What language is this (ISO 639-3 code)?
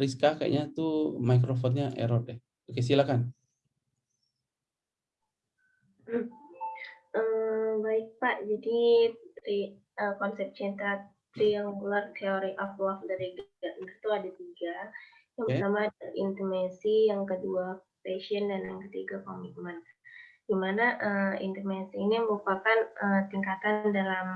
ind